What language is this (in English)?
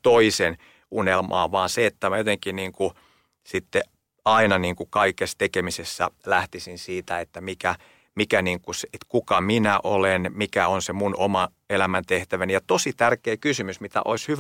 Finnish